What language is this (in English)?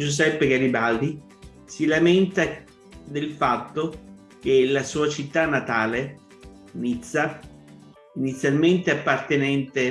Italian